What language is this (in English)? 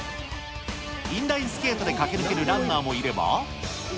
Japanese